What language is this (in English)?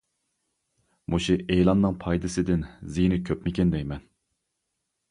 Uyghur